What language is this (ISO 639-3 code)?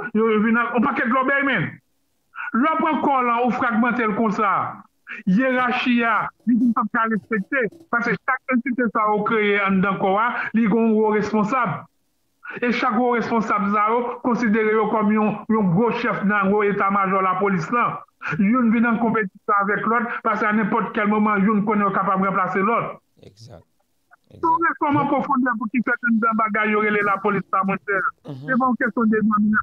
fra